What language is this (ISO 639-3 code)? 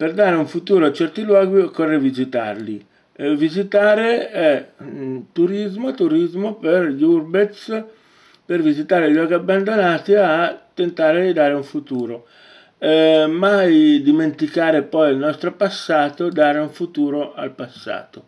ita